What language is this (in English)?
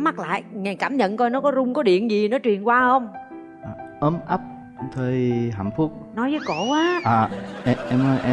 Vietnamese